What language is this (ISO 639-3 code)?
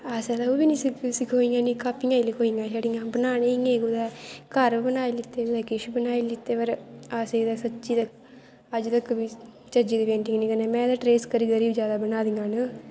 doi